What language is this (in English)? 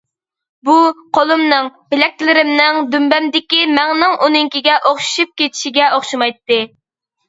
Uyghur